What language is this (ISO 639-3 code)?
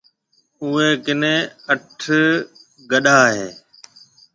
mve